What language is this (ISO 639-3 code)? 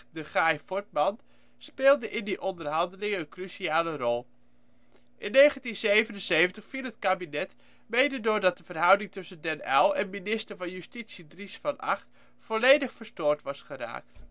nld